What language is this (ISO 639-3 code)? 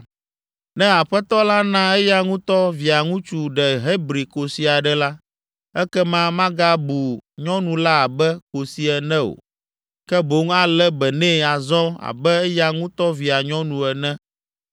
ewe